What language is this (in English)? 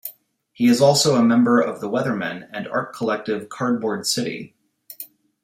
English